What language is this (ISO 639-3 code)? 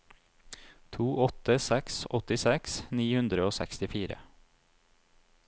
nor